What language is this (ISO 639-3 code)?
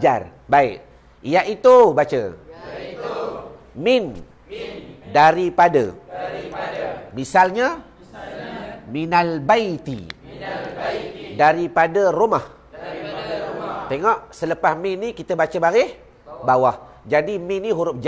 msa